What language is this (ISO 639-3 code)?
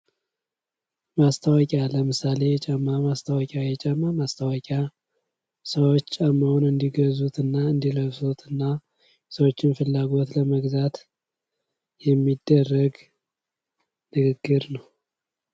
amh